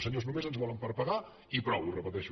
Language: Catalan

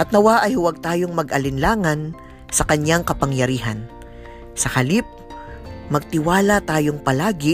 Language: Filipino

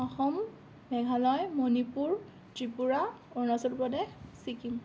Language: Assamese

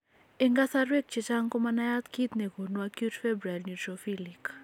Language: Kalenjin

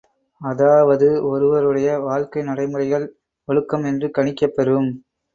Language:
Tamil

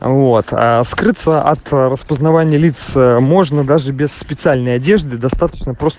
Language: Russian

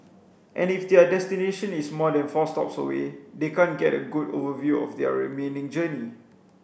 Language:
English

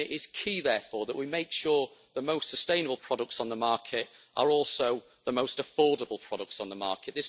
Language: English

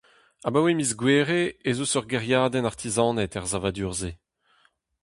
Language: Breton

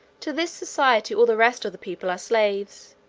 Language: English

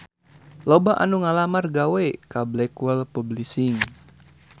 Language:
Sundanese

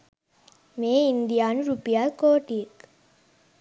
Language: Sinhala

